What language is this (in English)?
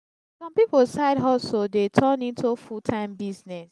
Nigerian Pidgin